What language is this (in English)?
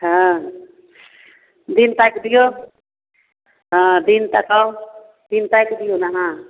Maithili